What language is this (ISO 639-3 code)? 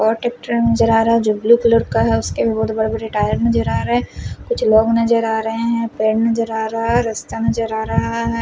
hin